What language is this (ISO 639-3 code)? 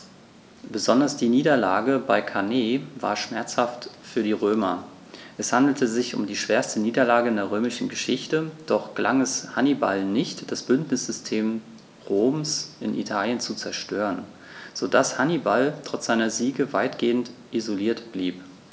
deu